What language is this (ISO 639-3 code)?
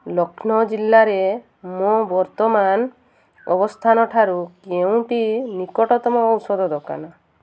ori